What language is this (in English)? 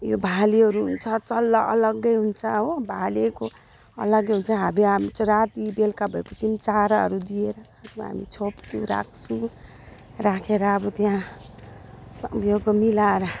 Nepali